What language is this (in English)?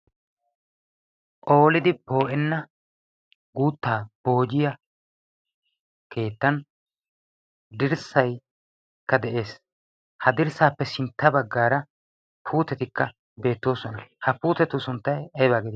Wolaytta